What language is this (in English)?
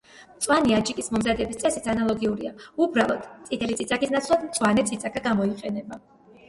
Georgian